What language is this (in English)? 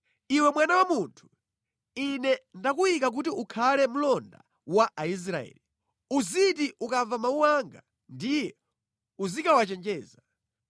Nyanja